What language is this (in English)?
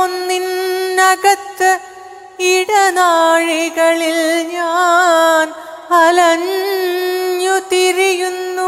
Malayalam